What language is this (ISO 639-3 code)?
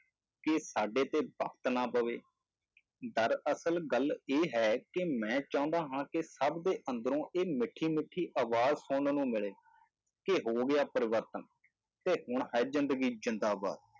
pan